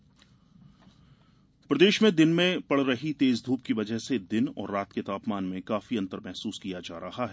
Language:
Hindi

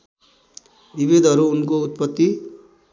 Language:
Nepali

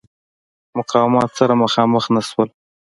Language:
Pashto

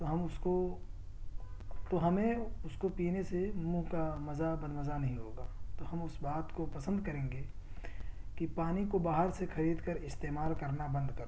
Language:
Urdu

